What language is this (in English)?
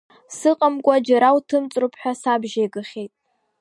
Abkhazian